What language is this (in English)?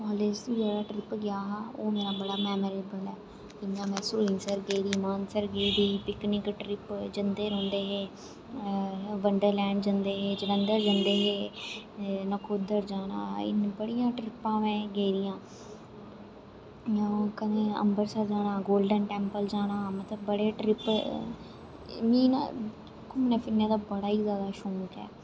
Dogri